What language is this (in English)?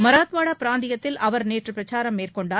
Tamil